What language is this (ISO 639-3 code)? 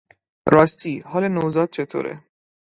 fas